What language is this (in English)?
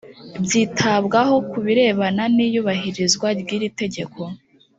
Kinyarwanda